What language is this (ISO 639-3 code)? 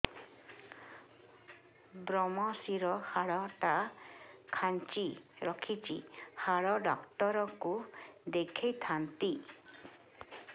ori